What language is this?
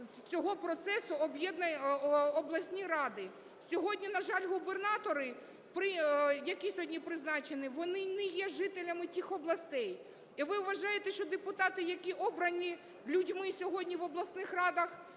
Ukrainian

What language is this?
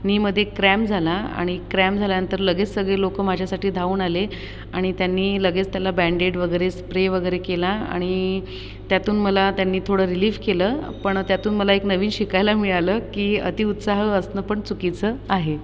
Marathi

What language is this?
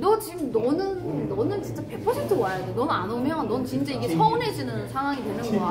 Korean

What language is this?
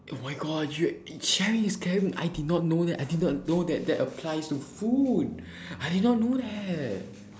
English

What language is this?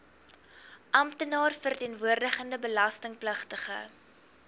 Afrikaans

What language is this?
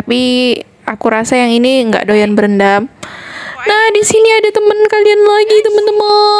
Indonesian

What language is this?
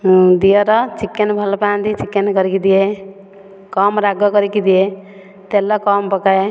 Odia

